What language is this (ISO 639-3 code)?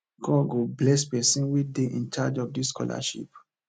pcm